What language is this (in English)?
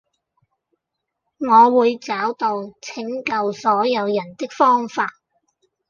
Cantonese